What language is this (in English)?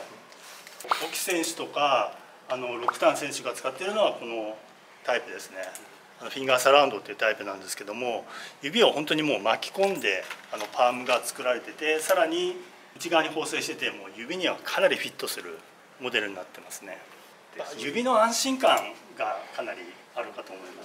Japanese